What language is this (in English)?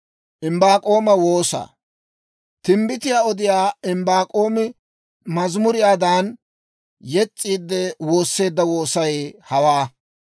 Dawro